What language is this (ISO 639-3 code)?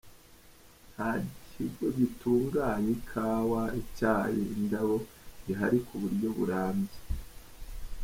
kin